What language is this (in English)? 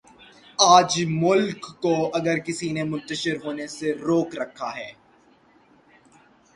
Urdu